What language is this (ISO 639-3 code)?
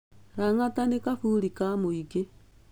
kik